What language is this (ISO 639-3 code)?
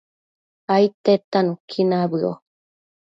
mcf